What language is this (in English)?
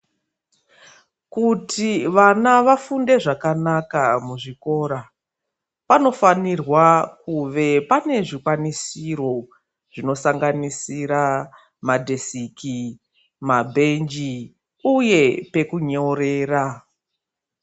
Ndau